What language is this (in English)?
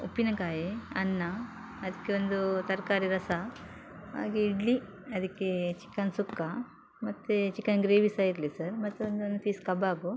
Kannada